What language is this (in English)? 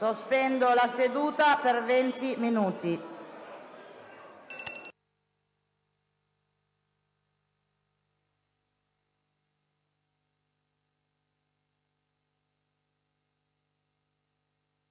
Italian